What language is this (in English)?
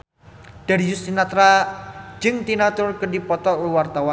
Sundanese